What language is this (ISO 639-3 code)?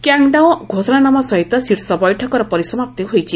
ori